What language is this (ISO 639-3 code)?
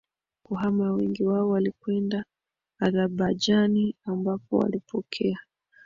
swa